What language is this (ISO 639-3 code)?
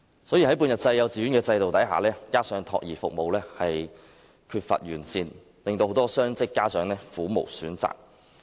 yue